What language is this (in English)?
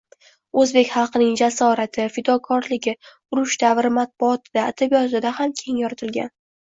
Uzbek